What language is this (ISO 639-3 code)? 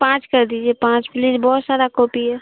urd